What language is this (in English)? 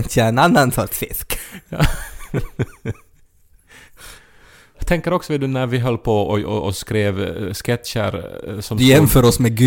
Swedish